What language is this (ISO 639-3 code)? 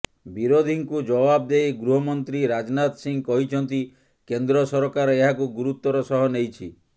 ori